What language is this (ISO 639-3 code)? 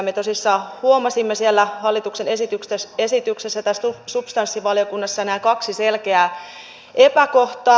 fin